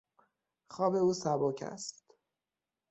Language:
Persian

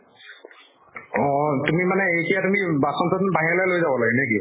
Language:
Assamese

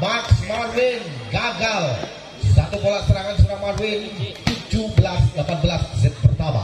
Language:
Indonesian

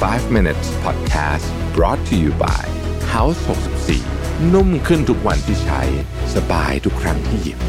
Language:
Thai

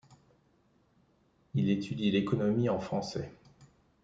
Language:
French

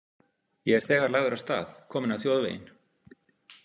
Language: Icelandic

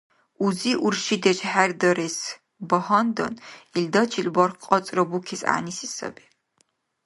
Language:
Dargwa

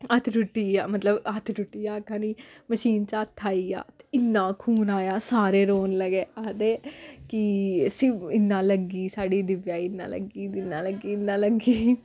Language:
Dogri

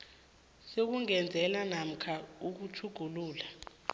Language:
South Ndebele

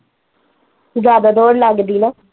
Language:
Punjabi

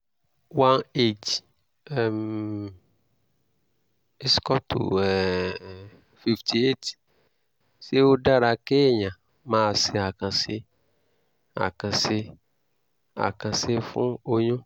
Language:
Yoruba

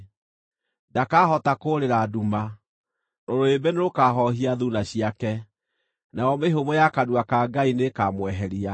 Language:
Kikuyu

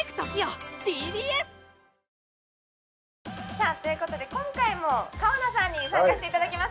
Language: Japanese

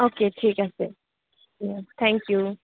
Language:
Assamese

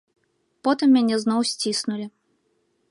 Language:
Belarusian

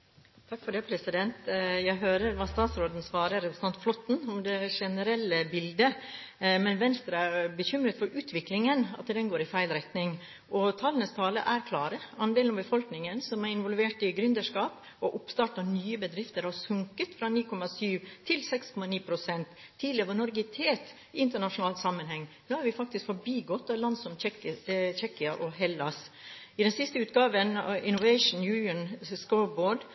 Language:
Norwegian Bokmål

